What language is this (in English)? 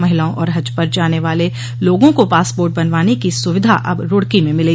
Hindi